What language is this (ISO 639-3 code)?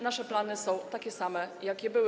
pol